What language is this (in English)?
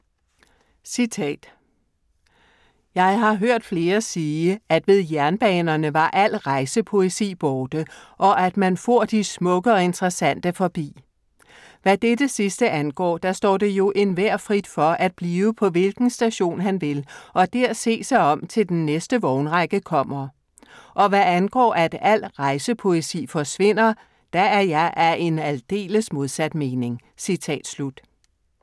Danish